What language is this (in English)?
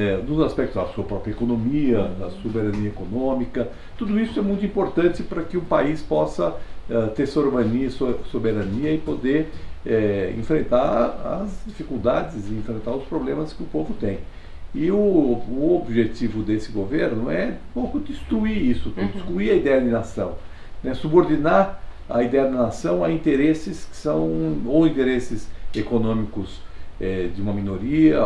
Portuguese